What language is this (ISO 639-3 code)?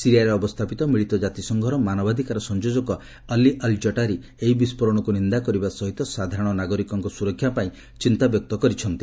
ori